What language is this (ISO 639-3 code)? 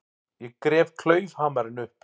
isl